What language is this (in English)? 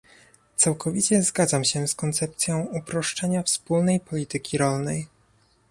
Polish